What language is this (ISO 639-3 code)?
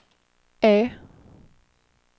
swe